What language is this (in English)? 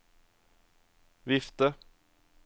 Norwegian